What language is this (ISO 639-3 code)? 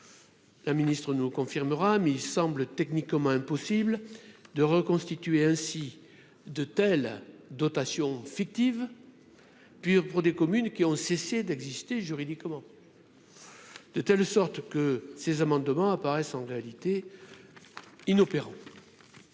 fra